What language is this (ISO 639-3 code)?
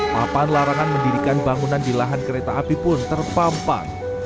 ind